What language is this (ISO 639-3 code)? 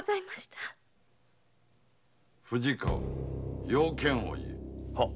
jpn